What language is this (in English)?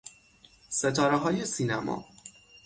Persian